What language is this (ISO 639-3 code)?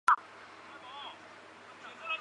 zho